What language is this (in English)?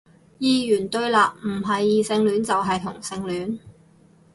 Cantonese